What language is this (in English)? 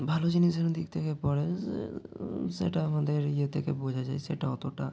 Bangla